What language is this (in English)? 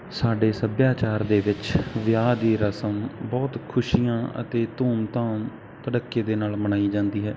Punjabi